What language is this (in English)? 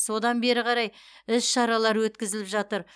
Kazakh